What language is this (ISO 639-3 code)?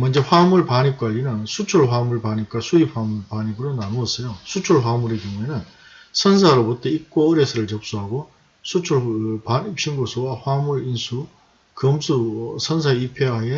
kor